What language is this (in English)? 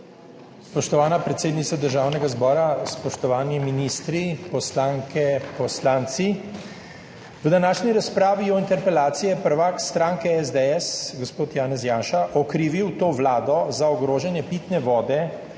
Slovenian